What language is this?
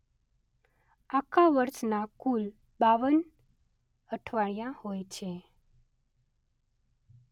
Gujarati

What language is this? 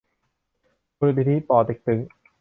Thai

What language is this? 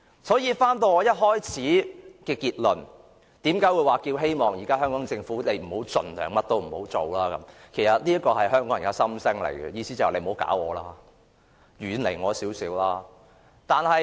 Cantonese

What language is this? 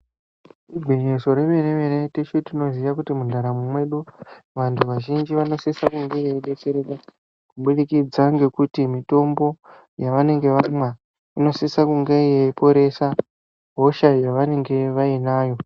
Ndau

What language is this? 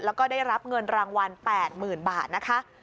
Thai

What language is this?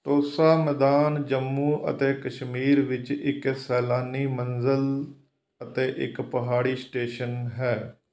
Punjabi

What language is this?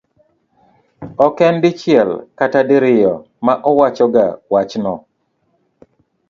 Luo (Kenya and Tanzania)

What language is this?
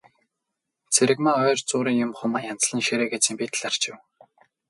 Mongolian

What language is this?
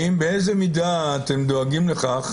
Hebrew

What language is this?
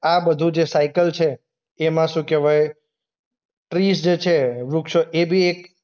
Gujarati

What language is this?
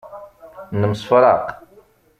Kabyle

